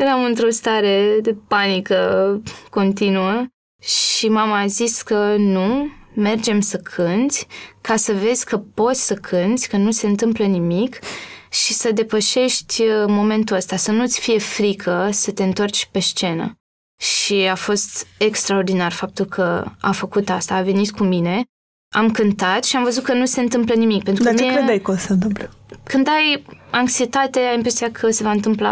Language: Romanian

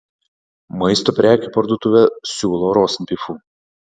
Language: Lithuanian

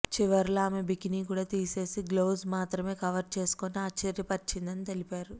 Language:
Telugu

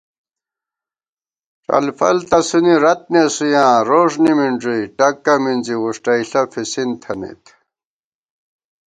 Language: Gawar-Bati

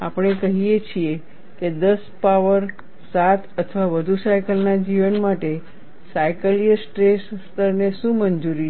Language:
Gujarati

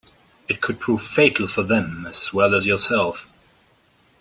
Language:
English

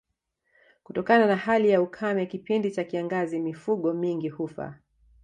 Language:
Swahili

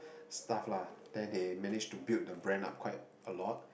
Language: English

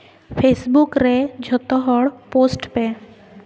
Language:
Santali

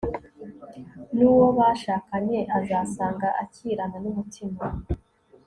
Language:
Kinyarwanda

